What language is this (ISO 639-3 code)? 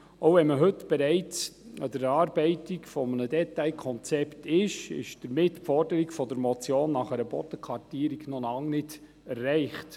gsw